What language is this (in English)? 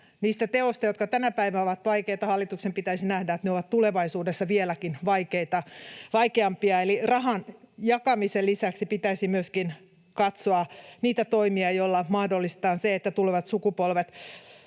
Finnish